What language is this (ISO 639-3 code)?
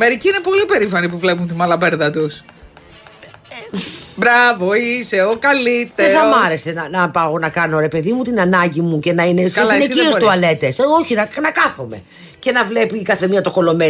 ell